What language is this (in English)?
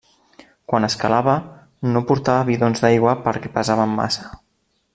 Catalan